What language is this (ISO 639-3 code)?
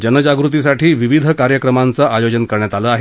mar